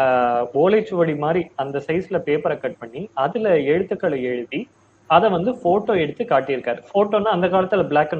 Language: Tamil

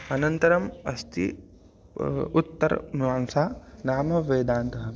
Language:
Sanskrit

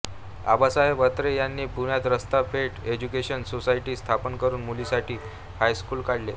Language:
Marathi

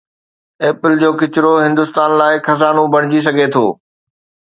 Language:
Sindhi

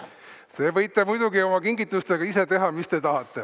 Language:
Estonian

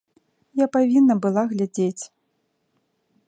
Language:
Belarusian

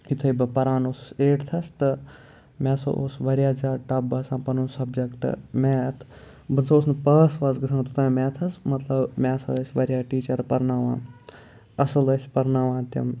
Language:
Kashmiri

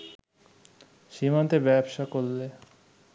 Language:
Bangla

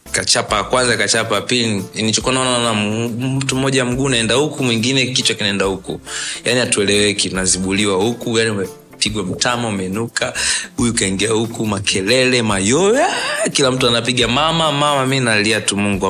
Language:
Swahili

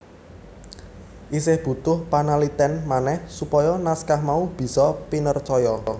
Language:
Javanese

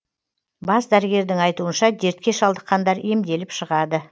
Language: Kazakh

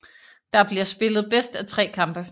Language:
Danish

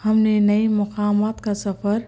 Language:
Urdu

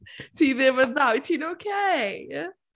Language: Welsh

